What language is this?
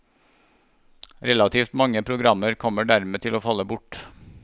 Norwegian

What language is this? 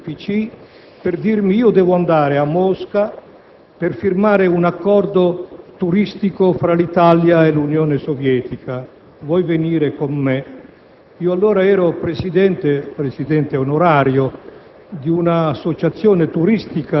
Italian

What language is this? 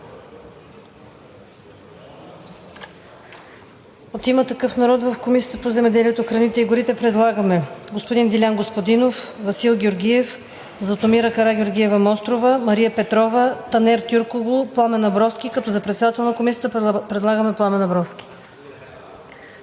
Bulgarian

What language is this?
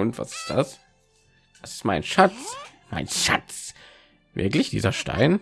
German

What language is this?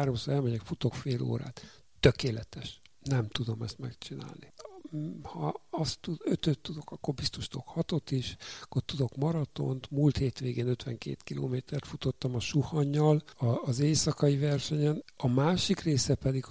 Hungarian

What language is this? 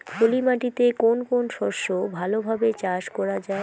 Bangla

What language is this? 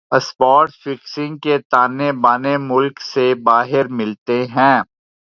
Urdu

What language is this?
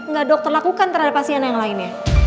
Indonesian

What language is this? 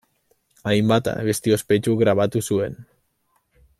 Basque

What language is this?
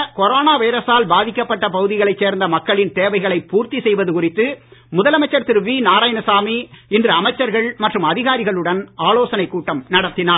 Tamil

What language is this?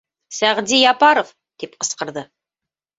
Bashkir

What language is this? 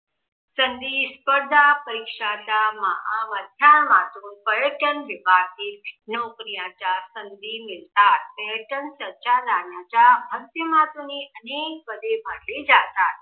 Marathi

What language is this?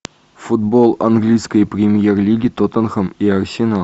Russian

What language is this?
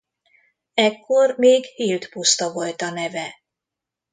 Hungarian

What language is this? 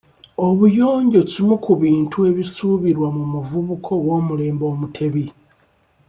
Ganda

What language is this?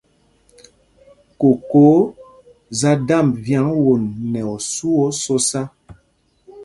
Mpumpong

